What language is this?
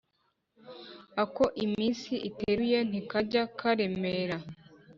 Kinyarwanda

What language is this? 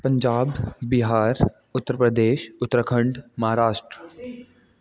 Sindhi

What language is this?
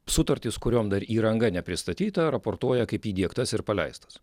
Lithuanian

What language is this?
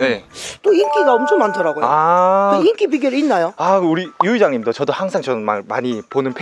Korean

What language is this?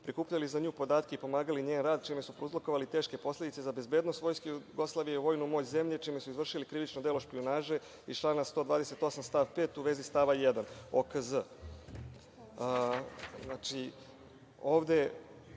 Serbian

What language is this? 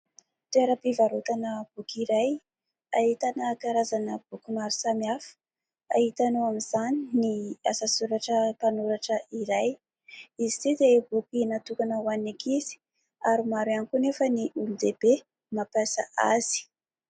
Malagasy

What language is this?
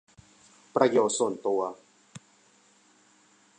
Thai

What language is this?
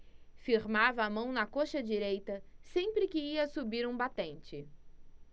Portuguese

